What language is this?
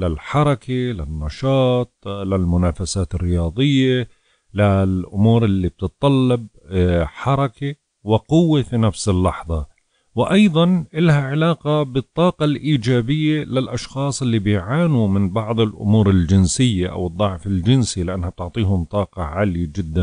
Arabic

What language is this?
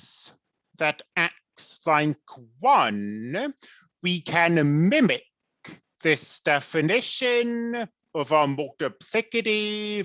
English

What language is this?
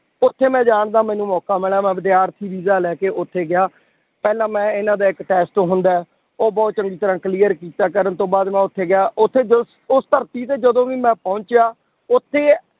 Punjabi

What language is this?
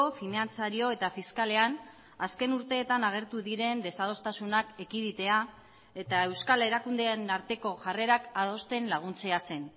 Basque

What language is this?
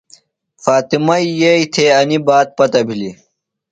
Phalura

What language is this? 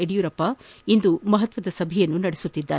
Kannada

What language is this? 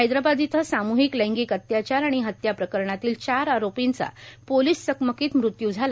Marathi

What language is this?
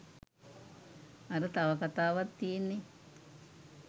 Sinhala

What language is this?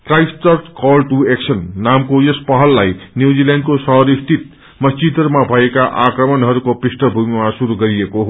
Nepali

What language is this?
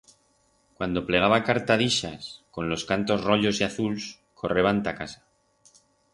Aragonese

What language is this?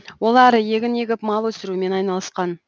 Kazakh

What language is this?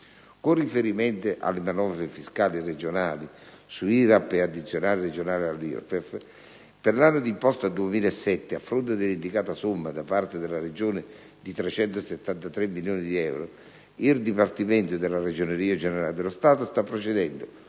Italian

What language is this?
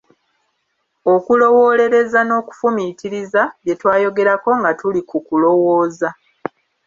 Ganda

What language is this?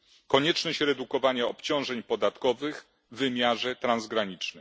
Polish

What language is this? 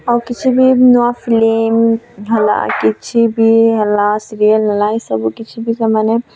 Odia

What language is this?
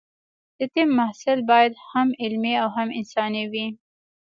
Pashto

